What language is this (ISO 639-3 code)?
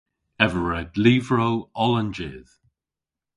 cor